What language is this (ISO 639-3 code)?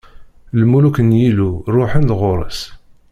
kab